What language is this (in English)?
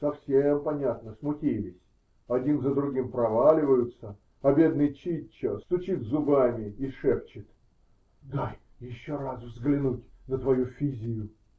Russian